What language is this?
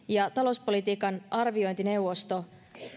Finnish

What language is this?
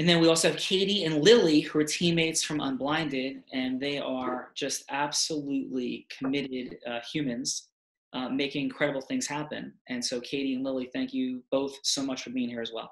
English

